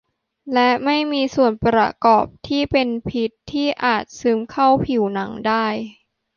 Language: Thai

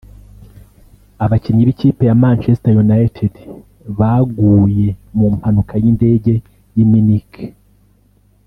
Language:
Kinyarwanda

